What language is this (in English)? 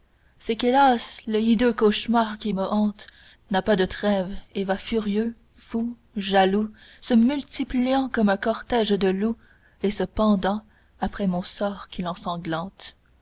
French